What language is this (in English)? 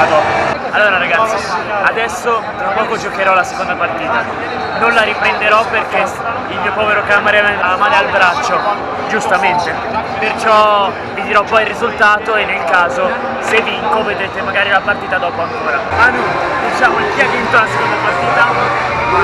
Italian